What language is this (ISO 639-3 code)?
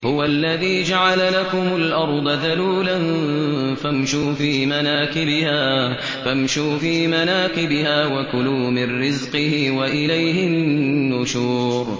ara